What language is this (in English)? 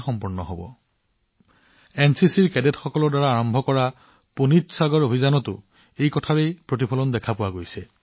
Assamese